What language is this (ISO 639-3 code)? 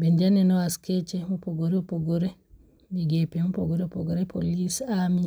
luo